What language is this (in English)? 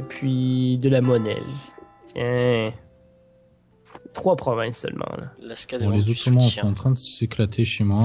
French